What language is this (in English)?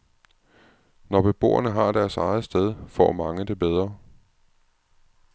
Danish